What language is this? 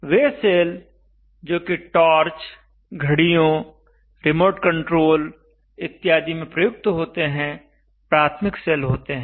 Hindi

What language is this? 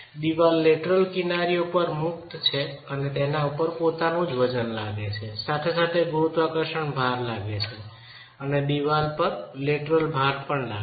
Gujarati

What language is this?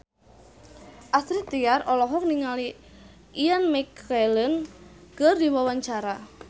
Sundanese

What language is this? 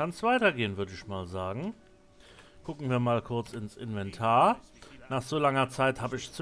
German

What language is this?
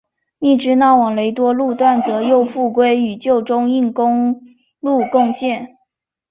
Chinese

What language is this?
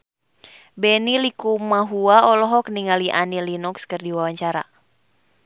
Sundanese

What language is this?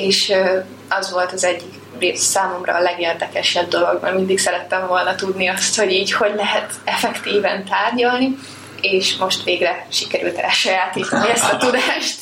Hungarian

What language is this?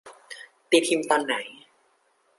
Thai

